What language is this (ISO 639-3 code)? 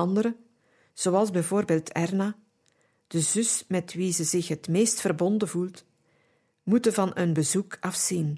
nld